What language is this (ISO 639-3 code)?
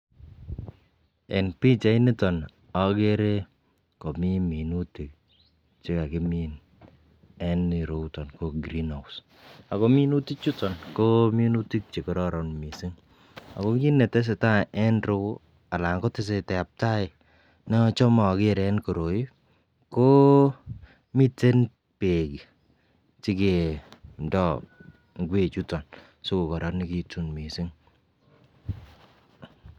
kln